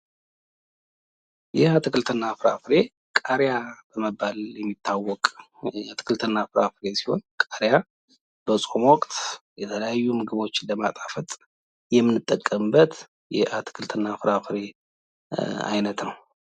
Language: Amharic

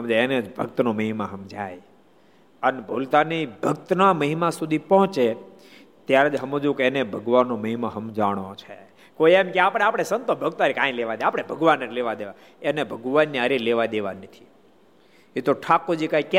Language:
Gujarati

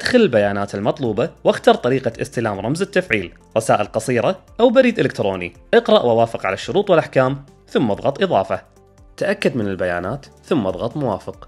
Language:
Arabic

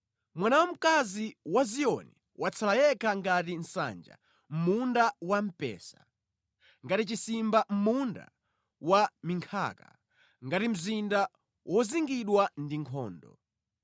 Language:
Nyanja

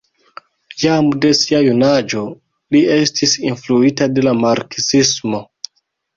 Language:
Esperanto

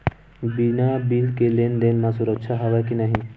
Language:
Chhattisgarhi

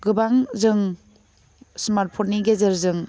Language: Bodo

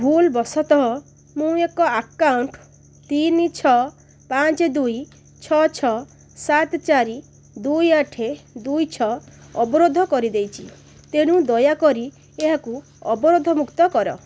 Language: Odia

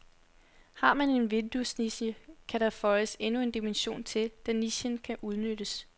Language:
Danish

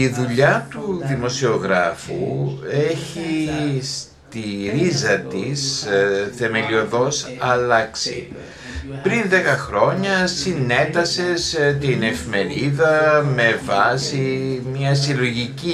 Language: Greek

